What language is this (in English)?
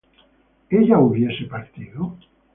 Spanish